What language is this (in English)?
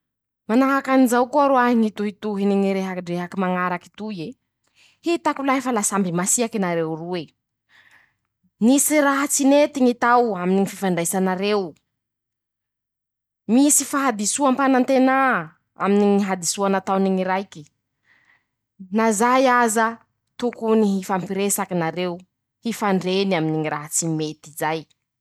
Masikoro Malagasy